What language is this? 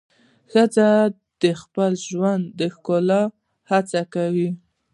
Pashto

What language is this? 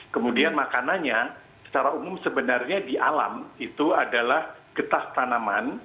Indonesian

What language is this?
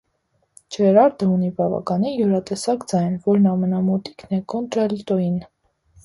Armenian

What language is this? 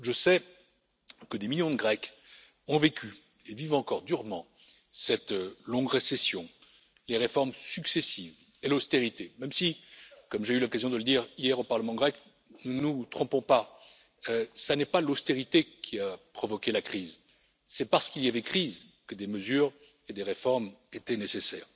French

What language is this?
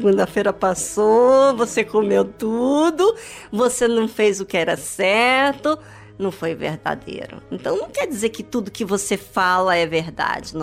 Portuguese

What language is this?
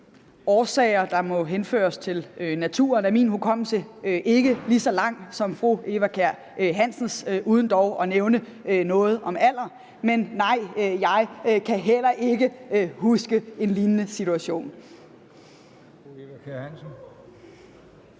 Danish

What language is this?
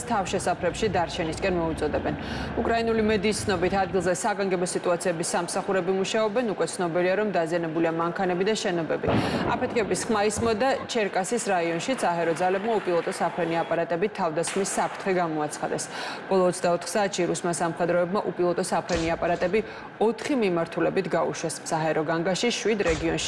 Russian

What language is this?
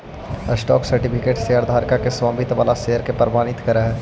Magahi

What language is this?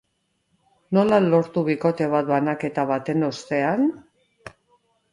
Basque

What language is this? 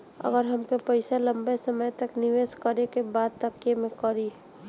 Bhojpuri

